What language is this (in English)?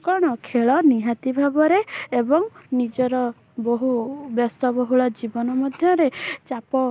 Odia